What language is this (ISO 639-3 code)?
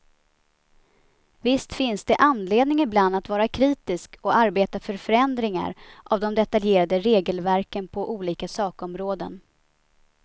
swe